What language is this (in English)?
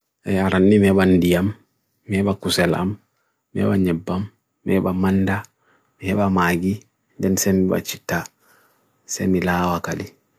Bagirmi Fulfulde